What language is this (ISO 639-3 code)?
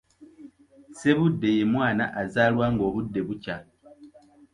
lug